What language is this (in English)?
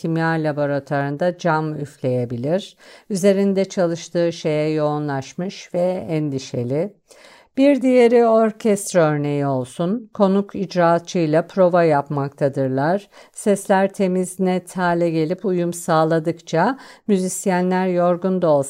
Turkish